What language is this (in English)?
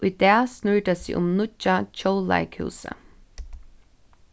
Faroese